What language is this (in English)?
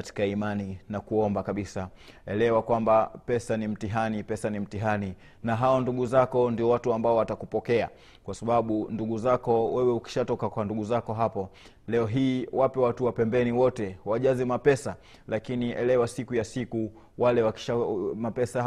Swahili